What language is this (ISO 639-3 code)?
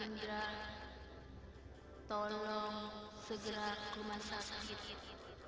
ind